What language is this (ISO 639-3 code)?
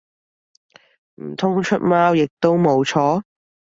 yue